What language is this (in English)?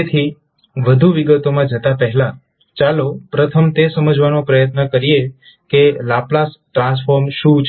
Gujarati